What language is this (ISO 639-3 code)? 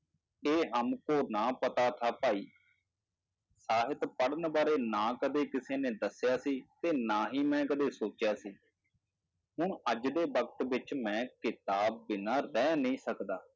pan